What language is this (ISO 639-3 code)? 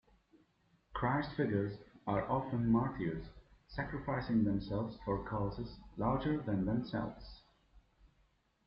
eng